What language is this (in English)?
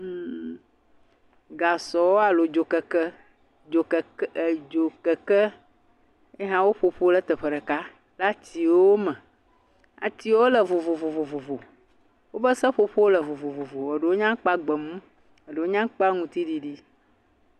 Ewe